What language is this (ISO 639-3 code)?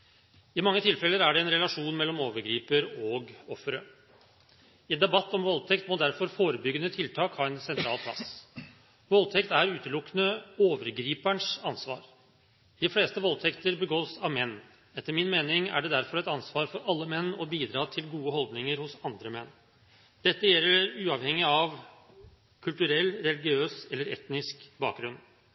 nob